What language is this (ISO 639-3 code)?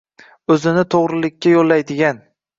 uzb